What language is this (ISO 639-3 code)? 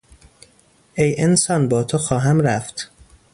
fas